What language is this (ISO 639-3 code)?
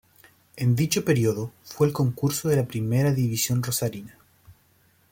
spa